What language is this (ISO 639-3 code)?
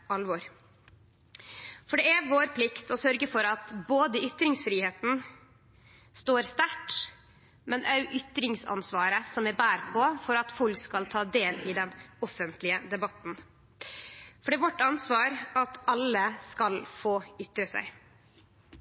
nno